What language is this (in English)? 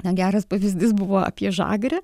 Lithuanian